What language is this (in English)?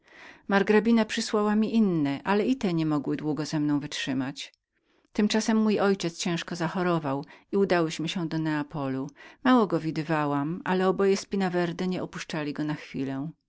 Polish